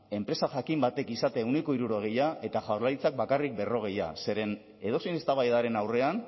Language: Basque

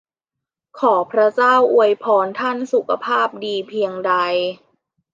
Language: Thai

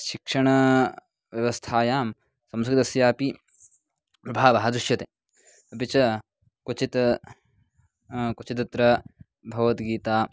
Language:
Sanskrit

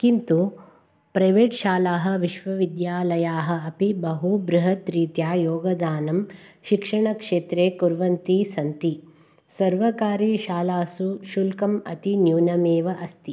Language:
Sanskrit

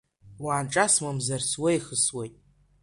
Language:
Abkhazian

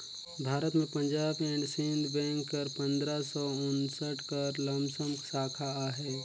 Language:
Chhattisgarhi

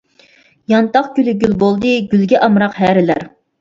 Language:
Uyghur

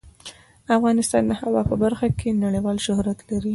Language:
Pashto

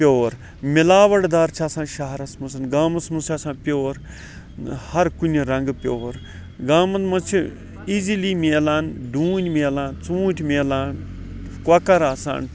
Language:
Kashmiri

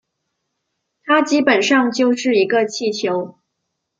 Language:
Chinese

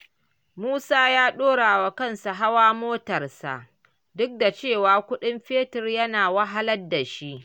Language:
Hausa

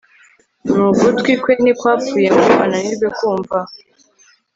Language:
Kinyarwanda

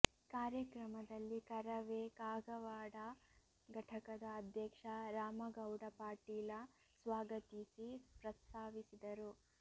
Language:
Kannada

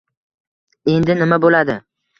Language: Uzbek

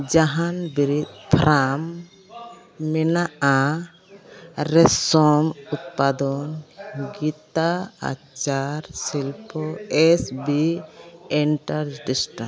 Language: Santali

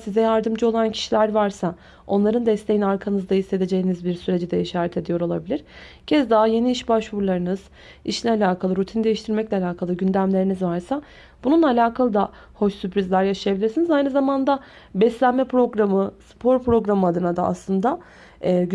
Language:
Turkish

